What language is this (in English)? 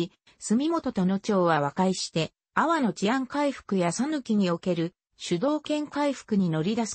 Japanese